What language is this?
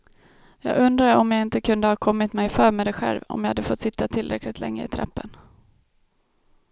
Swedish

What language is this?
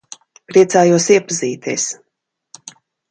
Latvian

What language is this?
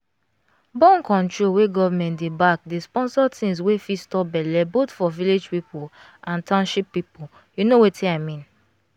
Nigerian Pidgin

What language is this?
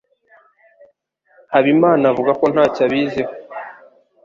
Kinyarwanda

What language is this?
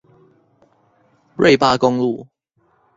Chinese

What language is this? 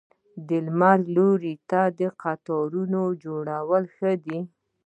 Pashto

